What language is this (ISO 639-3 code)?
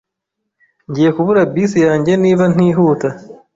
kin